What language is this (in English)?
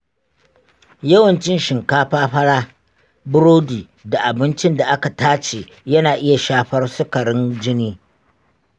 Hausa